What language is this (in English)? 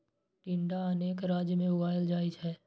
Maithili